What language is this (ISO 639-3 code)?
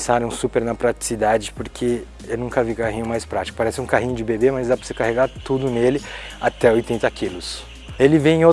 por